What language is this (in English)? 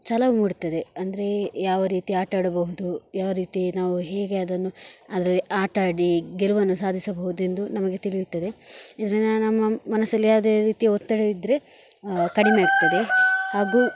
Kannada